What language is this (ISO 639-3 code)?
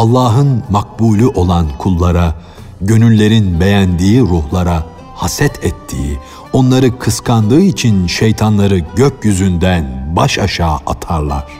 tur